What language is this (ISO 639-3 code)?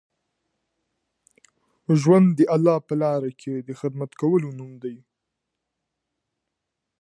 pus